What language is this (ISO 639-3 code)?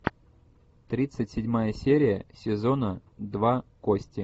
rus